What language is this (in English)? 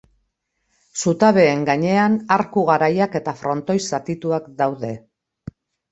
Basque